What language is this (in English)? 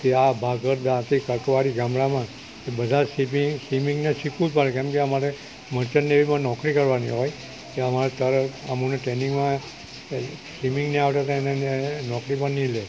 Gujarati